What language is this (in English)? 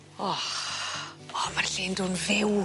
Welsh